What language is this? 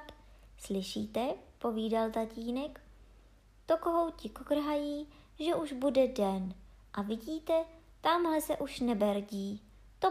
Czech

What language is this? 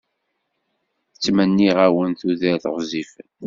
Kabyle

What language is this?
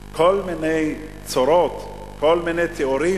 Hebrew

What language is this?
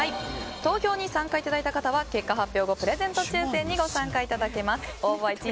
Japanese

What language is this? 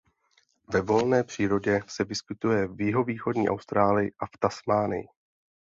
Czech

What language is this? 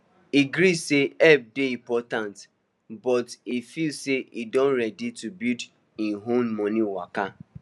Nigerian Pidgin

